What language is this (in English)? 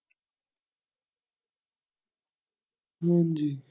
Punjabi